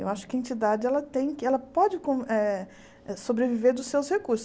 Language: Portuguese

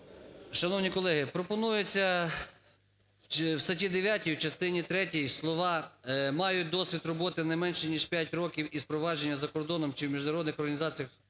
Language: Ukrainian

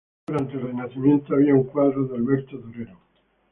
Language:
Spanish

